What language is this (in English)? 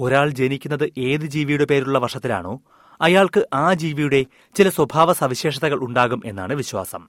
Malayalam